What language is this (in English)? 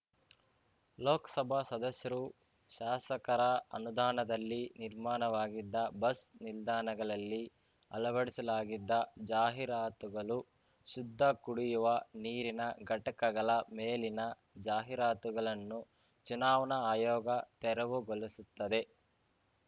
Kannada